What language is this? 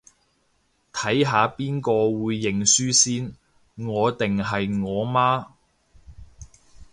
Cantonese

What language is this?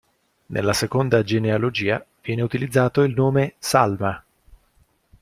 Italian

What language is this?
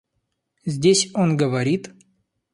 Russian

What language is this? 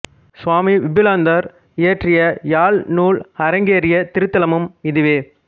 Tamil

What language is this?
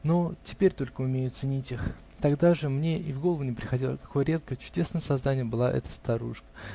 Russian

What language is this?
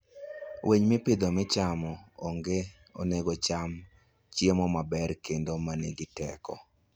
Luo (Kenya and Tanzania)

